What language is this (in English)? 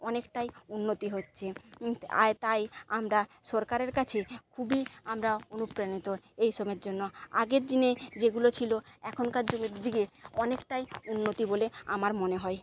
Bangla